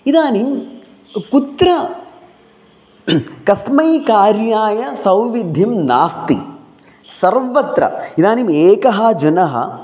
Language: Sanskrit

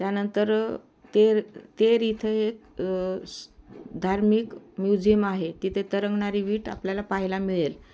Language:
Marathi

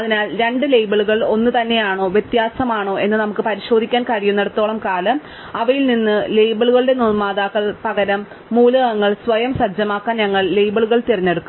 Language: Malayalam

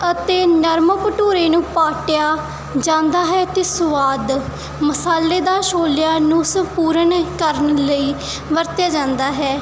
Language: Punjabi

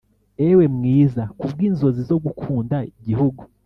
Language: Kinyarwanda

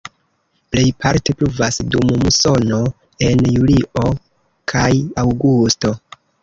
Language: Esperanto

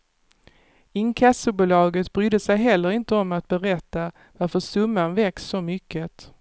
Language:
Swedish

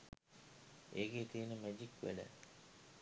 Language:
Sinhala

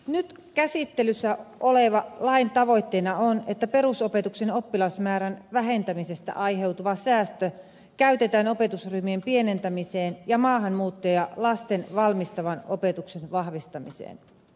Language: Finnish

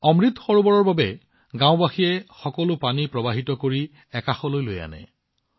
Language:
Assamese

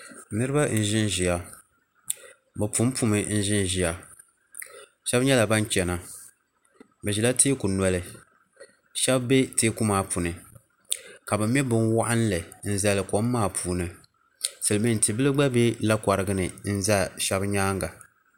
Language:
Dagbani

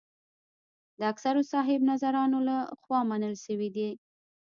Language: Pashto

